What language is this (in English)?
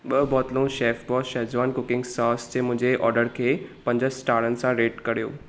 Sindhi